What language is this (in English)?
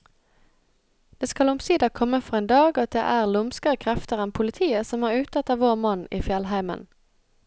Norwegian